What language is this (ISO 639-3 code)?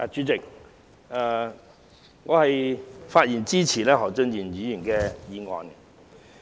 yue